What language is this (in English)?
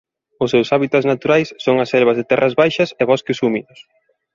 Galician